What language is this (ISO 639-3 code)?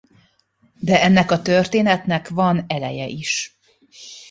hun